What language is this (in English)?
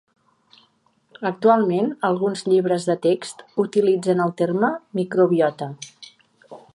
Catalan